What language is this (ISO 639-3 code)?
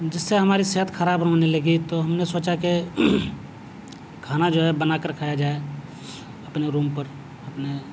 urd